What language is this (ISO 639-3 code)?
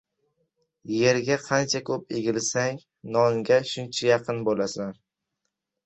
uzb